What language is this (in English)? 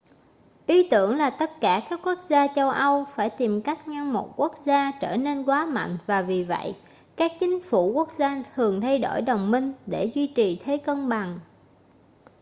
Vietnamese